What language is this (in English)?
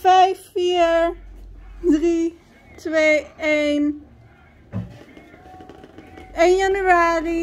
Dutch